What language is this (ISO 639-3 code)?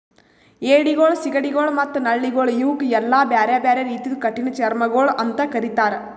kan